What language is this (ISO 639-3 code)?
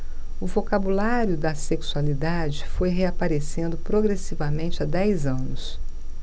por